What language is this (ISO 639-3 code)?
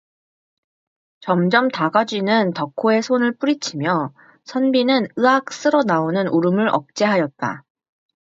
kor